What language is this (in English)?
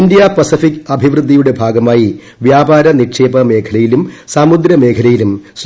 Malayalam